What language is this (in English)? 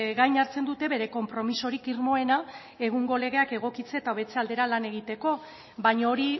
Basque